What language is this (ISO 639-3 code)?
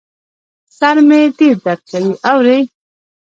pus